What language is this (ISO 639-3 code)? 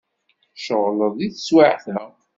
kab